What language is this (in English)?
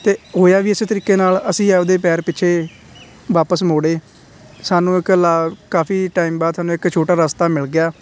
Punjabi